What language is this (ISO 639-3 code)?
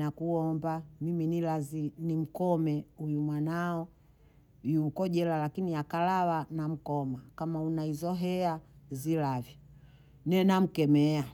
bou